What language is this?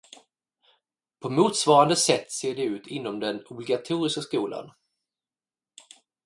Swedish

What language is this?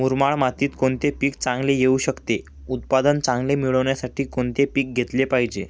Marathi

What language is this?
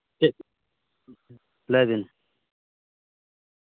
Santali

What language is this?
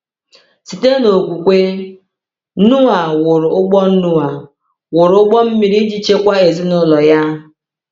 Igbo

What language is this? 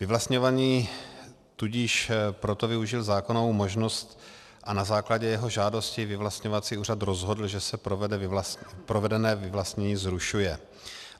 Czech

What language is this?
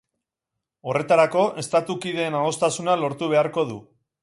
Basque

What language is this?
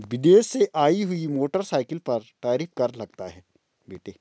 Hindi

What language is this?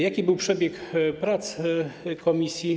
Polish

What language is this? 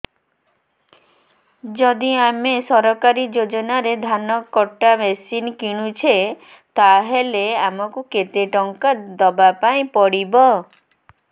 Odia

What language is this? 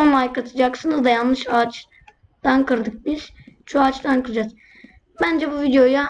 Turkish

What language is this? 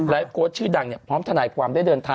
Thai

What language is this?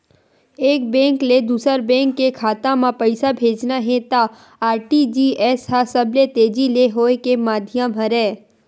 Chhattisgarhi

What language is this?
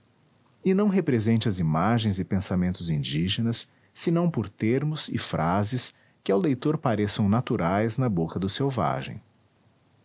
Portuguese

